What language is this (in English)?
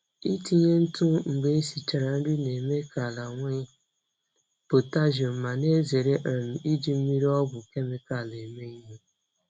Igbo